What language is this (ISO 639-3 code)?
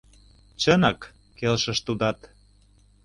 chm